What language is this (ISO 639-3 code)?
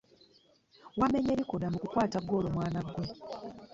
lug